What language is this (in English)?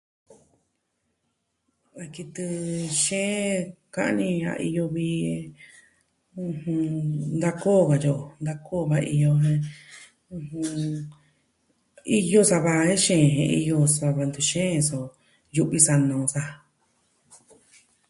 Southwestern Tlaxiaco Mixtec